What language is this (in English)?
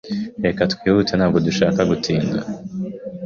Kinyarwanda